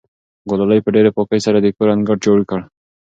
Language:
Pashto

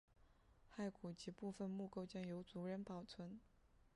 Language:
Chinese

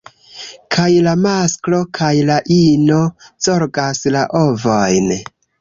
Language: Esperanto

